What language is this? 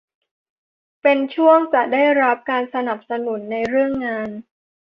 Thai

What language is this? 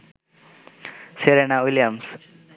Bangla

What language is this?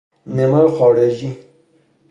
Persian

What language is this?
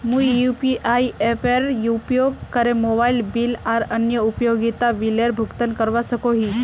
Magahi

